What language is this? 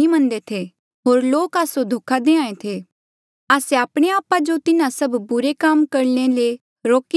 Mandeali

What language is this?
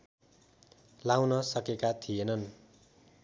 Nepali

